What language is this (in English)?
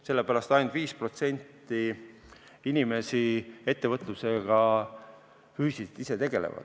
Estonian